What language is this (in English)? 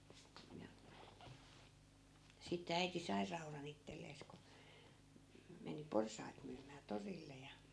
Finnish